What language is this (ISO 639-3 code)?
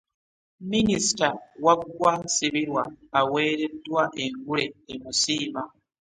lug